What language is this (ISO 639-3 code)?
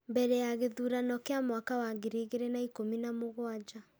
kik